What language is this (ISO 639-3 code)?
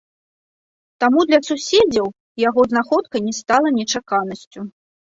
bel